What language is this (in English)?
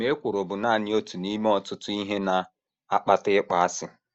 Igbo